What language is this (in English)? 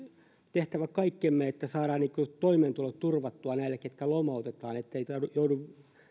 Finnish